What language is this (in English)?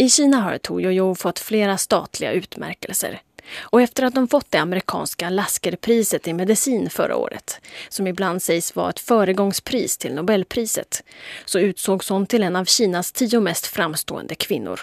Swedish